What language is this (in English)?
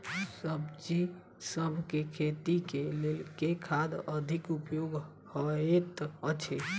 Maithili